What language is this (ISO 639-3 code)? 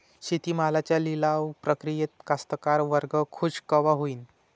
mar